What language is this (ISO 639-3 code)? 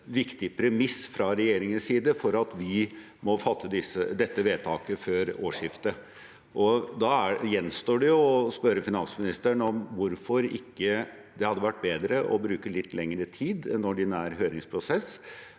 nor